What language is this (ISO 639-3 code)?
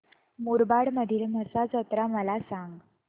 mar